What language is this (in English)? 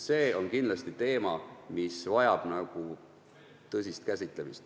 Estonian